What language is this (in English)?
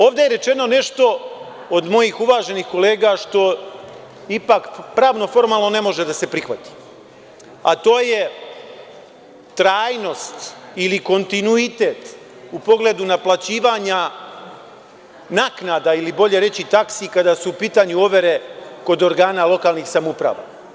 Serbian